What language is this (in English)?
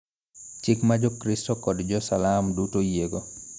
Luo (Kenya and Tanzania)